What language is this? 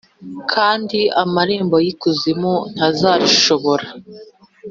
Kinyarwanda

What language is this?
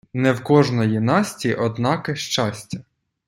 Ukrainian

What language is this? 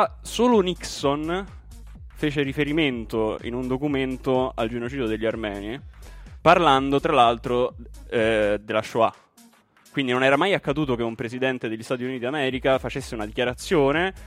Italian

